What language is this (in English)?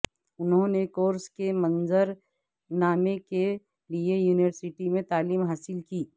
Urdu